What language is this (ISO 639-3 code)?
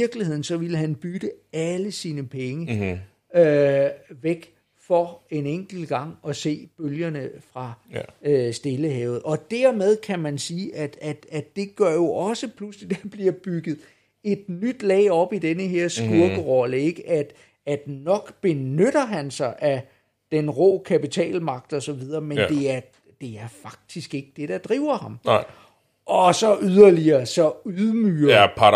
dan